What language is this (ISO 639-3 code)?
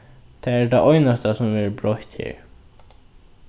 fao